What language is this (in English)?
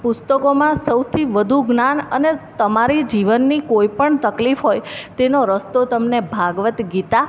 Gujarati